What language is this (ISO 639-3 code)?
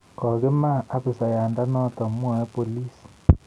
kln